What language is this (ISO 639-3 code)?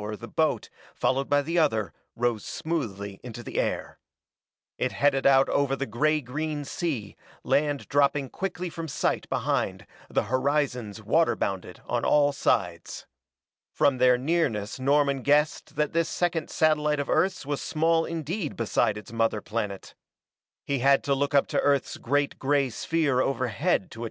eng